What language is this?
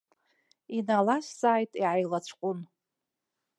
Abkhazian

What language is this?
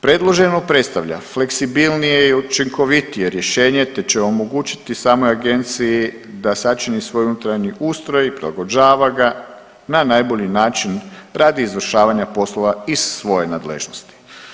Croatian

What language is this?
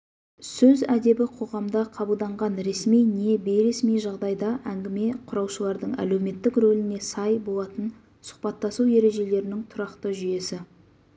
Kazakh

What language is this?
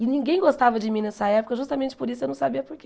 Portuguese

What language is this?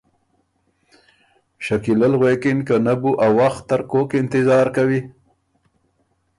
Ormuri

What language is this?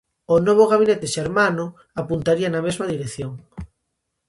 Galician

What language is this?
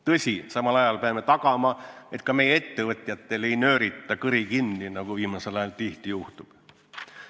Estonian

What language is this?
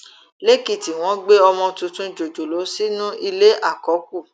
Yoruba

